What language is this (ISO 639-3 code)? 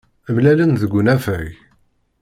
kab